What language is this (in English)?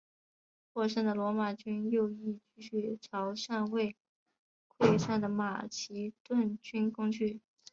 Chinese